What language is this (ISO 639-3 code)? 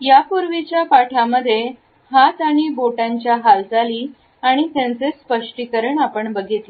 mar